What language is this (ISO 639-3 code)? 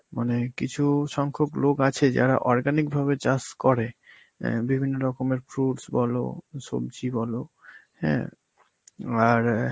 ben